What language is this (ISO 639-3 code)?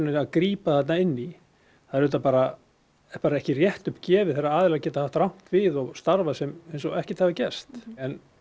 isl